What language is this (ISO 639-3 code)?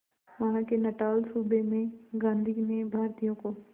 hin